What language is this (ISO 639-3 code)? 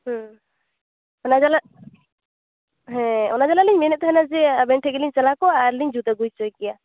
sat